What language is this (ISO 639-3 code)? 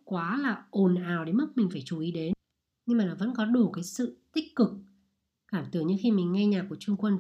vie